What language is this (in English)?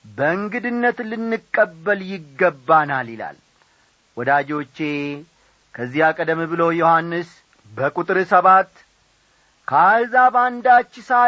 Amharic